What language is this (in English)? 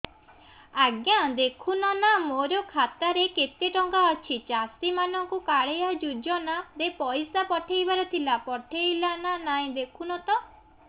Odia